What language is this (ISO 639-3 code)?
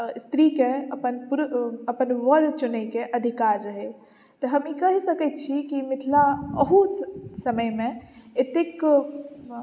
mai